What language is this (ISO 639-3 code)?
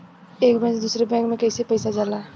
bho